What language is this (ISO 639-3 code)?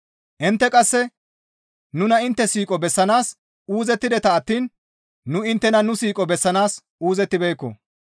gmv